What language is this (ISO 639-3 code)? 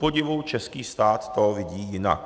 ces